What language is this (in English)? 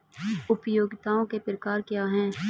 Hindi